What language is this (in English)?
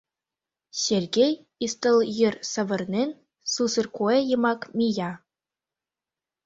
Mari